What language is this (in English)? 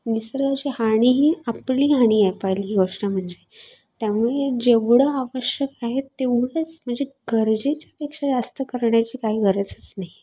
Marathi